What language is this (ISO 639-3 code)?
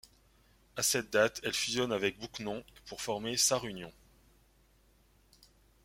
fra